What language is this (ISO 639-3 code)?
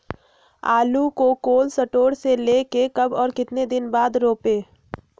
mag